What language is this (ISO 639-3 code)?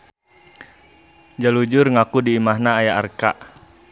sun